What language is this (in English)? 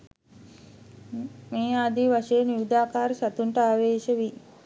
Sinhala